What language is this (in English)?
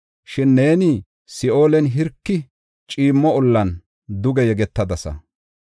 Gofa